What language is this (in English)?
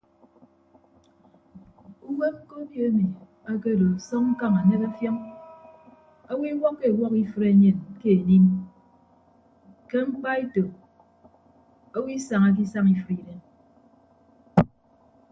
Ibibio